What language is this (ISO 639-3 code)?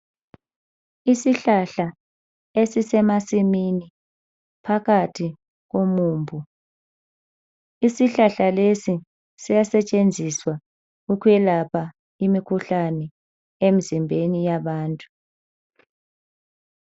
nde